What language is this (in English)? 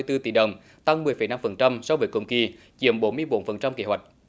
Vietnamese